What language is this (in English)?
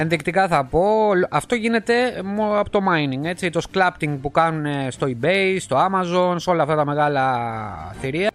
Greek